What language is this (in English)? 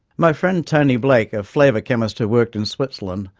English